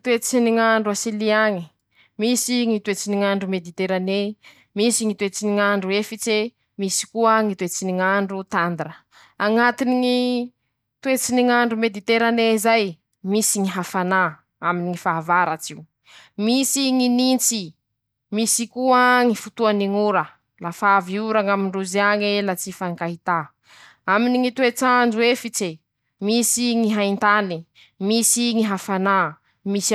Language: Masikoro Malagasy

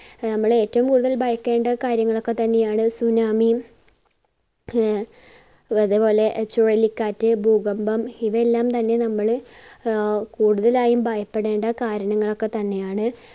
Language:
Malayalam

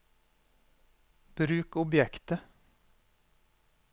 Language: Norwegian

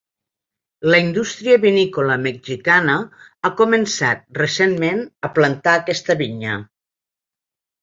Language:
Catalan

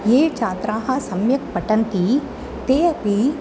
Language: Sanskrit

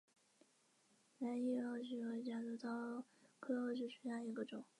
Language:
Chinese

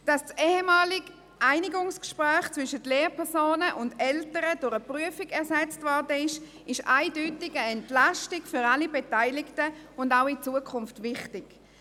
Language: Swiss German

